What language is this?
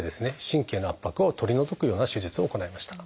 Japanese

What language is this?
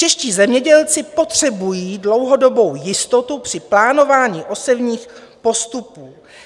Czech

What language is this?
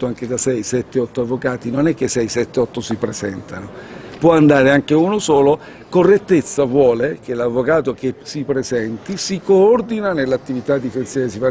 Italian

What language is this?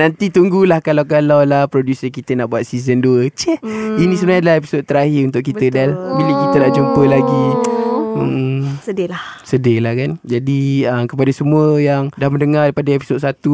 Malay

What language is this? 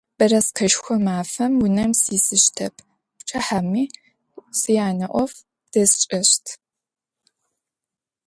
Adyghe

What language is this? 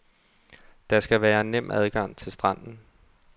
Danish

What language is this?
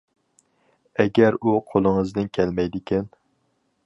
Uyghur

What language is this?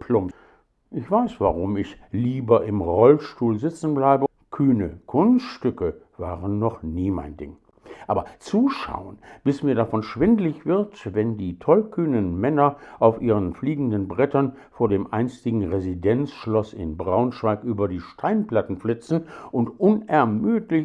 German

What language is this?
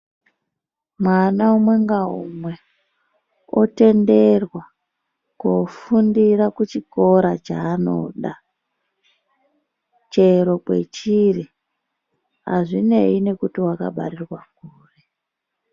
Ndau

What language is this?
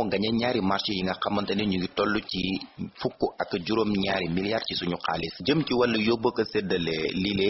Indonesian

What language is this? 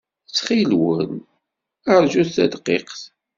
Kabyle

